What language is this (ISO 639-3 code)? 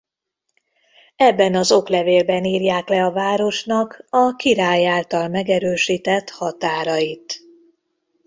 hun